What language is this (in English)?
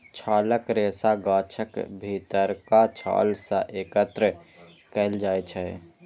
Maithili